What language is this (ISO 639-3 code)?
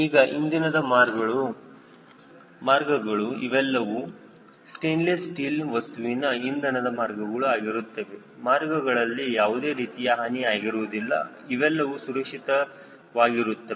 kan